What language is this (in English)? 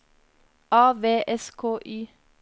Norwegian